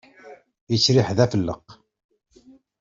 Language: Kabyle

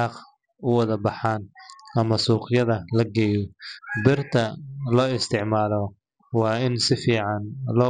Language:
Somali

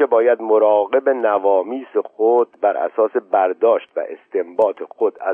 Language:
Persian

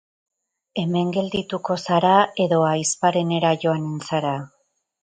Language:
Basque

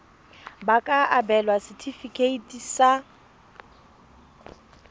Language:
Tswana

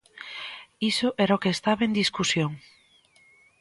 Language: Galician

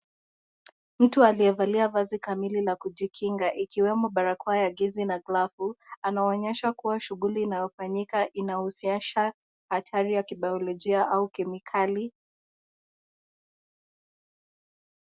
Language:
Swahili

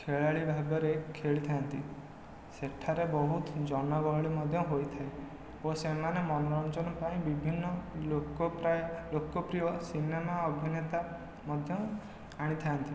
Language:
Odia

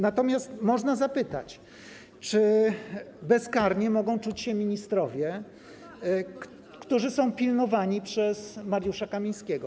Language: Polish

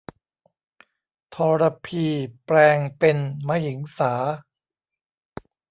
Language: Thai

